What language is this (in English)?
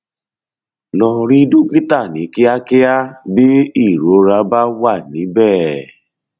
Yoruba